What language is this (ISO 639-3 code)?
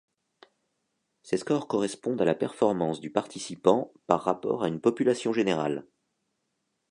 fra